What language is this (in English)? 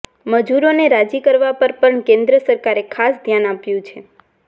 Gujarati